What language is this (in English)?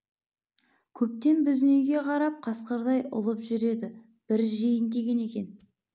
Kazakh